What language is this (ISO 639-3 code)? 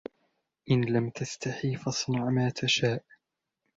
ara